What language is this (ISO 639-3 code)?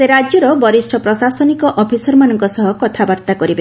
ori